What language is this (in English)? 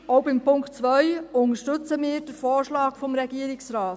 Swiss German